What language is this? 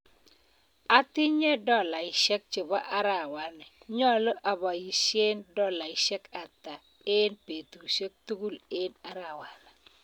Kalenjin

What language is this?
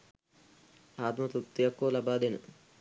Sinhala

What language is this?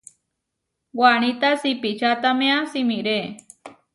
Huarijio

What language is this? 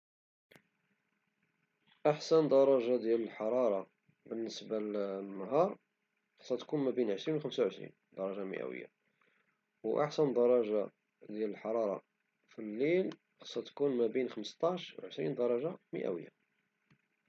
Moroccan Arabic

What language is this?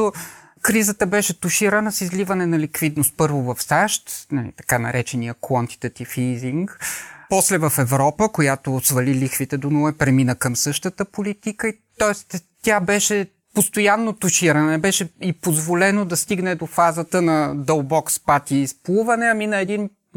Bulgarian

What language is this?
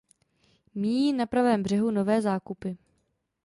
Czech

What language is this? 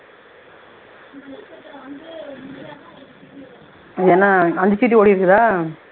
Tamil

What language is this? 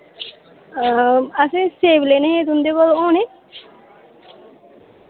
Dogri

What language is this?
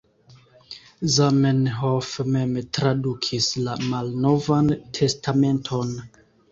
Esperanto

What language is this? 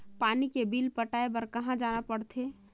Chhattisgarhi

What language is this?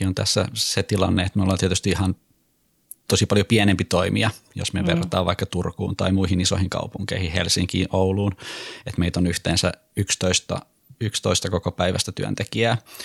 Finnish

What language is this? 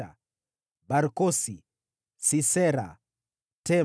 Swahili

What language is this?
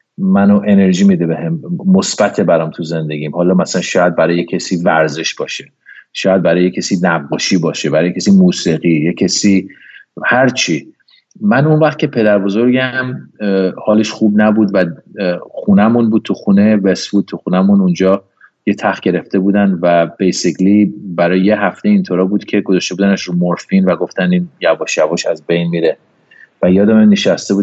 Persian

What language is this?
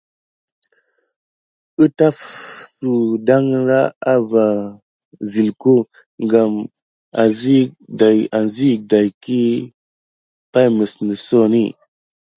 Gidar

